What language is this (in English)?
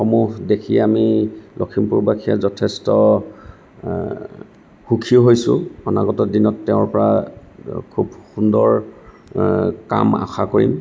Assamese